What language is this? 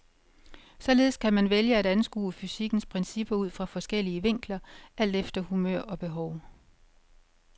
Danish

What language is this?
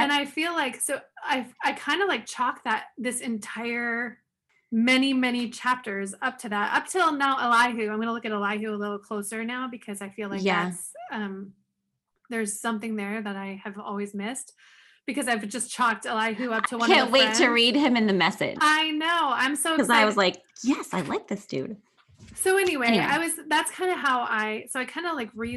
English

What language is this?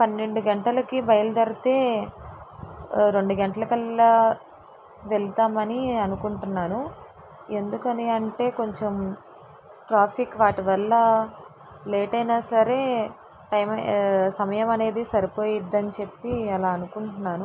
Telugu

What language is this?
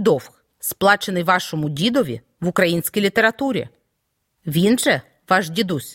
Ukrainian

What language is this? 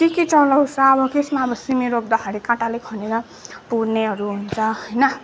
Nepali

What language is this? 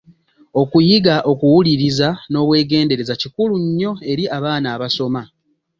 Ganda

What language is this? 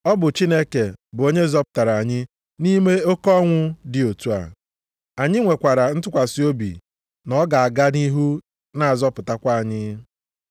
Igbo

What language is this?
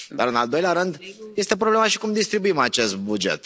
Romanian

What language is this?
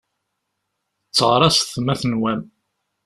Kabyle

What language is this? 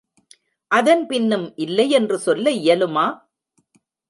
Tamil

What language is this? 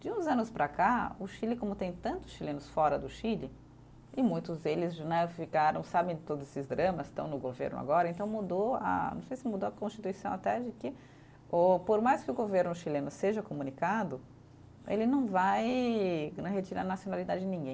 Portuguese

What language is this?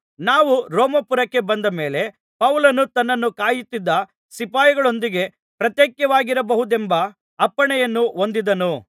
Kannada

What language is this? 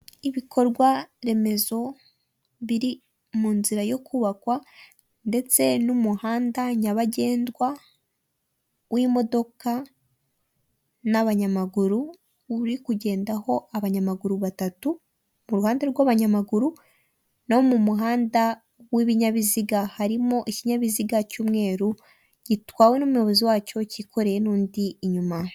Kinyarwanda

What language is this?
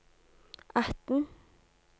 Norwegian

